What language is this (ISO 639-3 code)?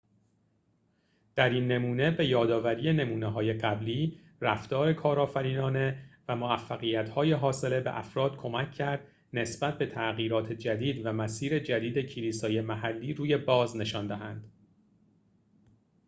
fas